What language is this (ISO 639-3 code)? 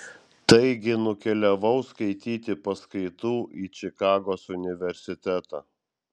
lit